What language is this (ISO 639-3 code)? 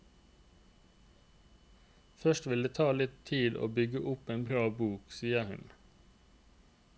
nor